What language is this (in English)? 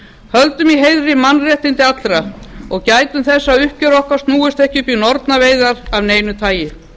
Icelandic